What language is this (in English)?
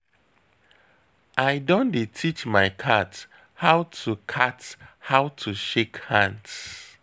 Nigerian Pidgin